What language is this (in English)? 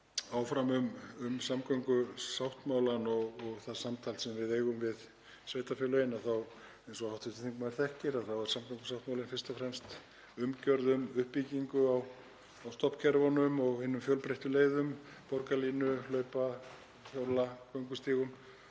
Icelandic